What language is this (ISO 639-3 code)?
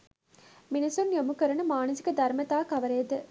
sin